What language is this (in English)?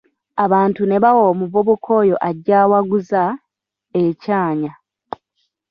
Ganda